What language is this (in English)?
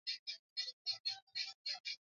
Swahili